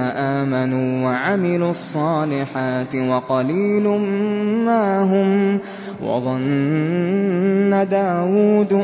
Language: Arabic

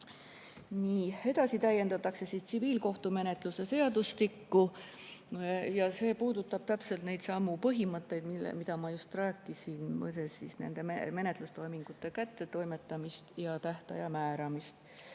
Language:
Estonian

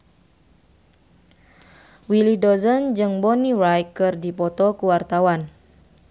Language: Sundanese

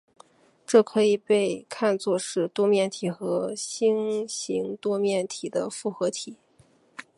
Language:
Chinese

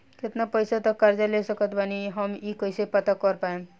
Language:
Bhojpuri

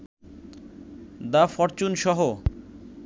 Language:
Bangla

